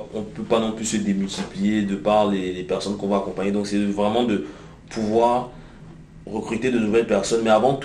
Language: French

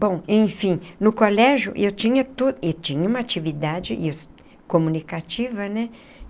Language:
Portuguese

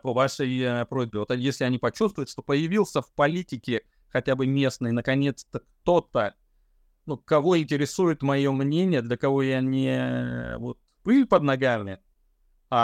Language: Russian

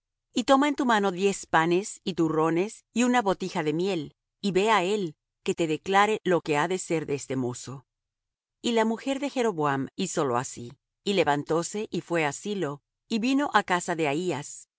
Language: Spanish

